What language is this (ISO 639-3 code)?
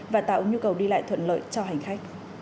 vie